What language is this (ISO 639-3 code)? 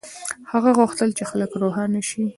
pus